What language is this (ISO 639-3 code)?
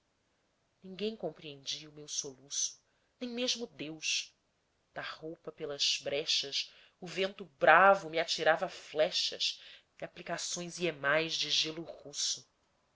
por